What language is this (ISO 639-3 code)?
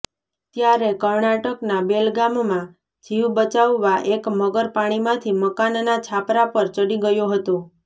guj